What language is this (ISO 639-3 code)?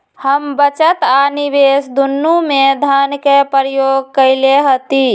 mag